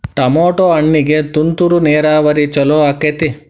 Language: Kannada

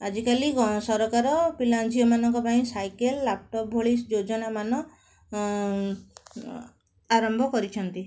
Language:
Odia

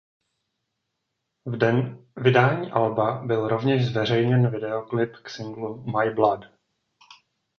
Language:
Czech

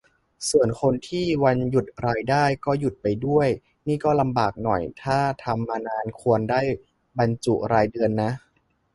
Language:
Thai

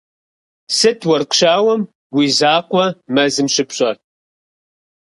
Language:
Kabardian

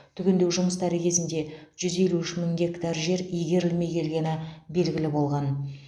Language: Kazakh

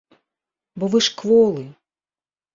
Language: Belarusian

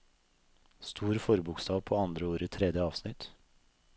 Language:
Norwegian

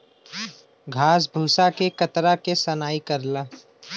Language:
Bhojpuri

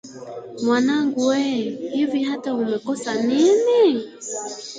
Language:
Swahili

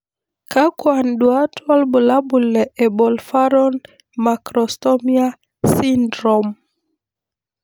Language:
Masai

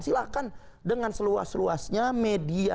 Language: Indonesian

